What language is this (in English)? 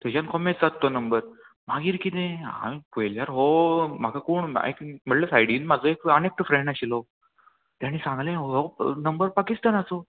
Konkani